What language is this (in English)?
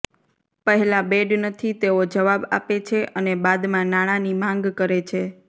Gujarati